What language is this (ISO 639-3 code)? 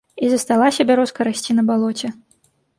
bel